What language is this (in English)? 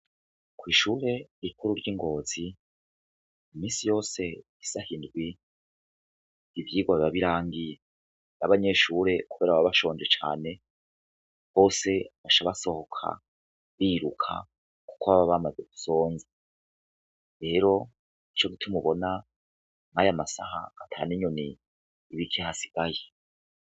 Rundi